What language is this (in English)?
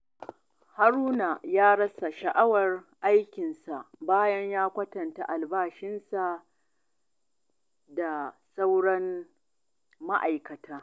Hausa